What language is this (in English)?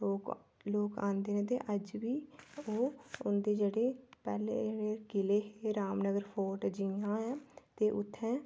Dogri